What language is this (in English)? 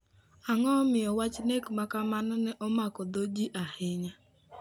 Luo (Kenya and Tanzania)